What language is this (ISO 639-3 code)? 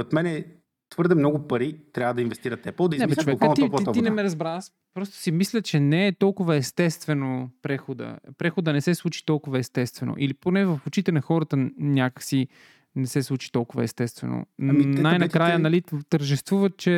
bul